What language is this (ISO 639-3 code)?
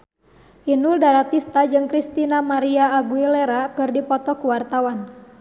sun